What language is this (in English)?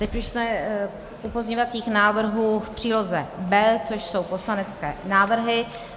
Czech